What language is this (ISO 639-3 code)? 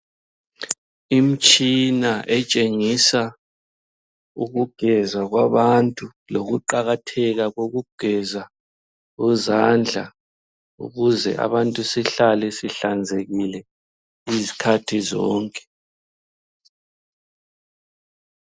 nde